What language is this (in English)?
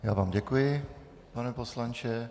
Czech